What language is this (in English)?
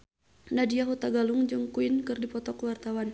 Sundanese